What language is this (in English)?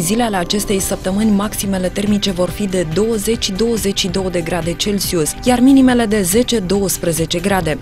Romanian